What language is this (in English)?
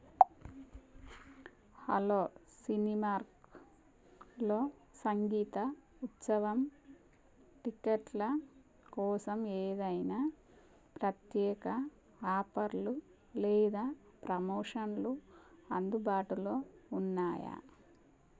Telugu